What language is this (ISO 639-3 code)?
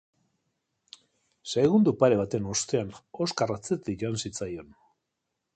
eus